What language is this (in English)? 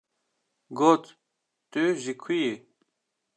Kurdish